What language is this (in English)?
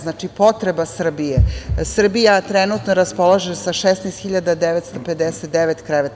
Serbian